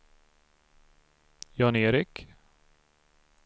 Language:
Swedish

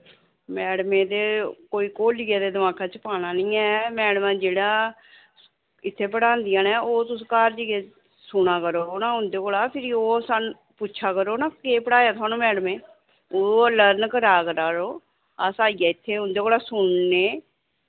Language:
Dogri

